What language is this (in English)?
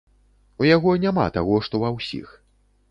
Belarusian